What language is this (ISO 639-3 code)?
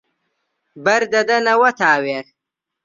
ckb